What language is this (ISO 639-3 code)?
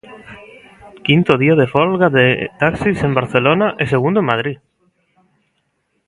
glg